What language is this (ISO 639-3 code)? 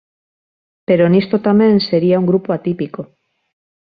glg